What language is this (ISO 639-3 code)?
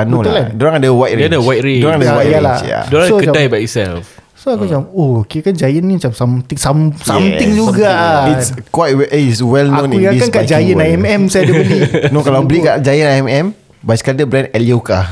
msa